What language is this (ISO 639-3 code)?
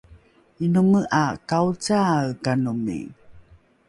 dru